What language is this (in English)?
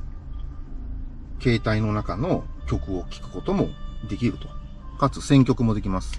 Japanese